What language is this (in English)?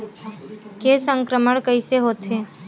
Chhattisgarhi